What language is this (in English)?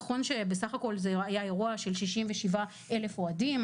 Hebrew